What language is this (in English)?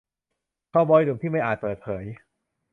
Thai